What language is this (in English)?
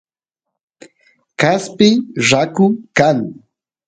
Santiago del Estero Quichua